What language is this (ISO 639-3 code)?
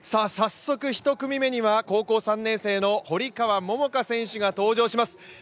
jpn